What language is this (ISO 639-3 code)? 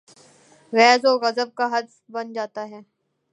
urd